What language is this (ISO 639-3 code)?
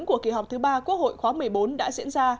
vie